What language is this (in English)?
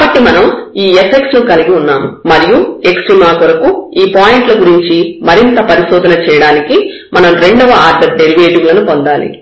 Telugu